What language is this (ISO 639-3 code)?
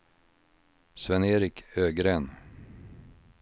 swe